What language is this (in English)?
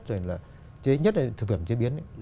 Vietnamese